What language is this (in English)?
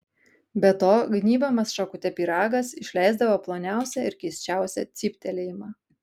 Lithuanian